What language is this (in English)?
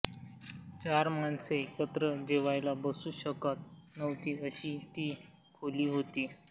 Marathi